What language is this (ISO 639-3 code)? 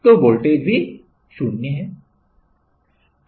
hin